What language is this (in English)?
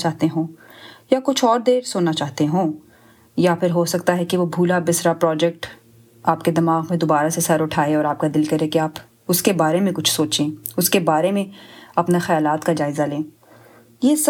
Urdu